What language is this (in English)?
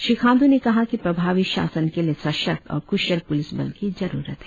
Hindi